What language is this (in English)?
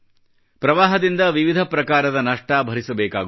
Kannada